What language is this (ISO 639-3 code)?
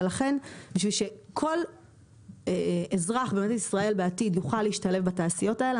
heb